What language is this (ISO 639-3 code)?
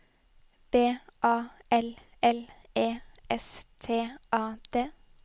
nor